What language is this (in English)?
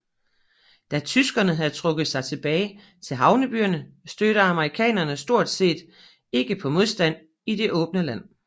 Danish